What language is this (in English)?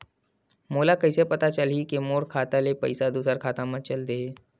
Chhattisgarhi